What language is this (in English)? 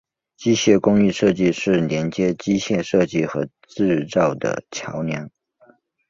Chinese